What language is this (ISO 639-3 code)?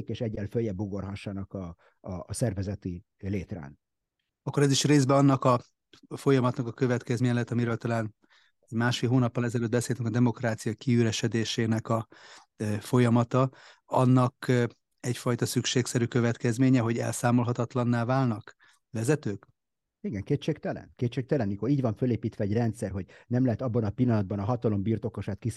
hun